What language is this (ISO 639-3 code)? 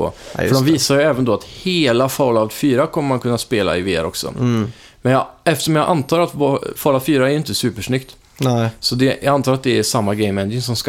swe